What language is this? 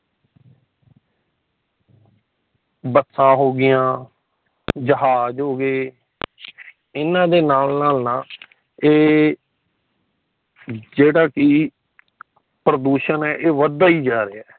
Punjabi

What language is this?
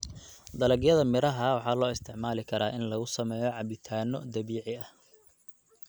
Somali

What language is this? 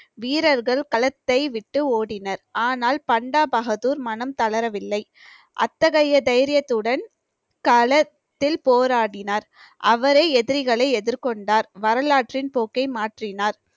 Tamil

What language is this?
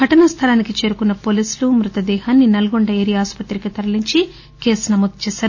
Telugu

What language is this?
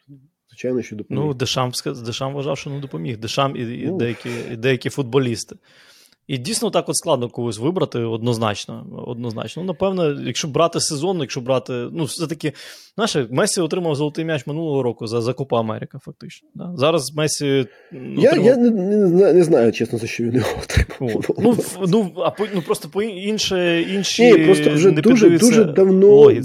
Ukrainian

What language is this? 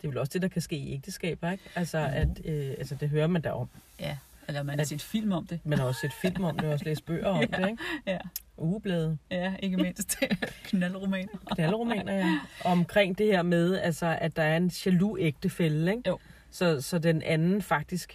Danish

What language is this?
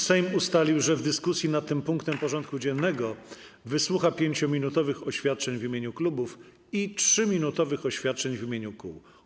Polish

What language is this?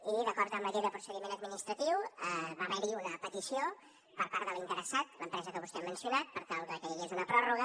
Catalan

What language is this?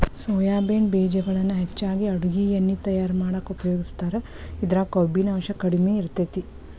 Kannada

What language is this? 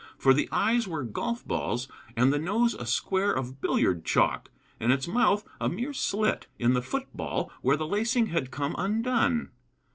English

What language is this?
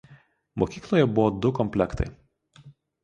Lithuanian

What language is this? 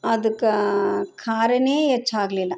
Kannada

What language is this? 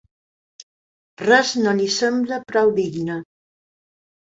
Catalan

